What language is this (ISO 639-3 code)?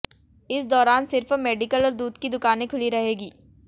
hin